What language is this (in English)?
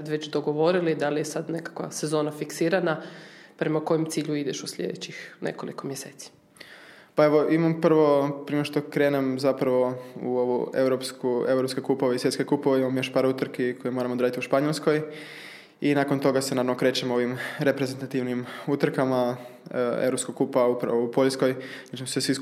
Croatian